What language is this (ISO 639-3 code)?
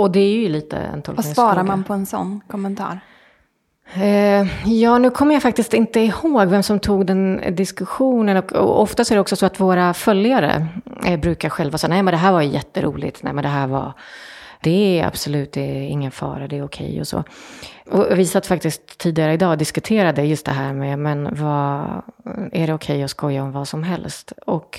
swe